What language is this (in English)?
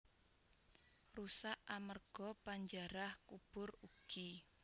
Javanese